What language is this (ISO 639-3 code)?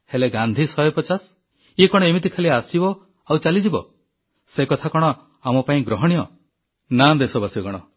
ori